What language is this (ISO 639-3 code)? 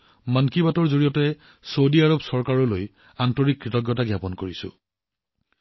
asm